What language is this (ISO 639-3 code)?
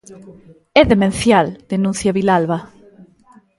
glg